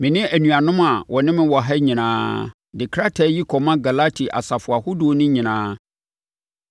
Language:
Akan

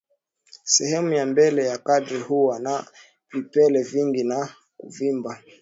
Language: Swahili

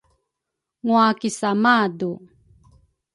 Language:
Rukai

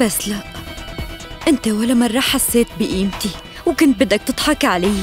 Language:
Arabic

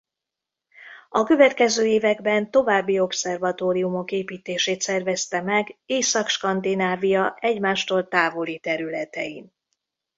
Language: Hungarian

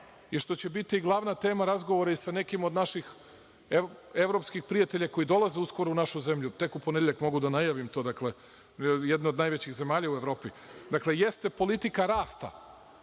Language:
Serbian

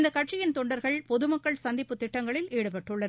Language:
Tamil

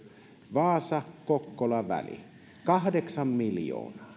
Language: Finnish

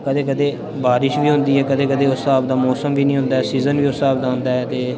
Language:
Dogri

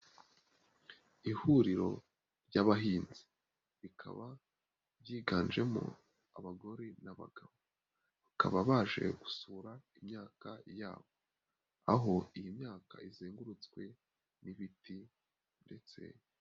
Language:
Kinyarwanda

